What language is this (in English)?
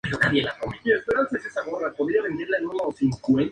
Spanish